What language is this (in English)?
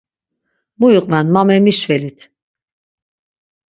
Laz